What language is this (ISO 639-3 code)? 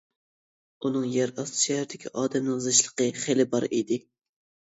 uig